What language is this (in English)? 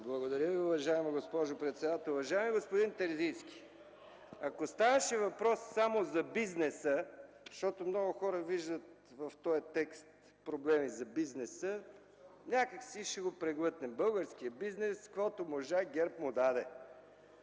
Bulgarian